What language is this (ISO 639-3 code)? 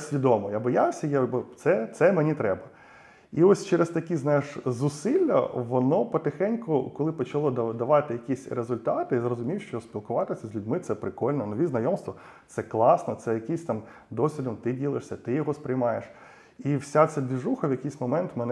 ukr